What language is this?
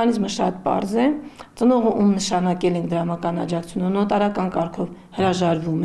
Romanian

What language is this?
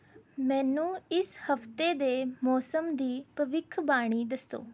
Punjabi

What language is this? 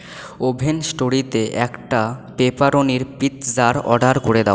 Bangla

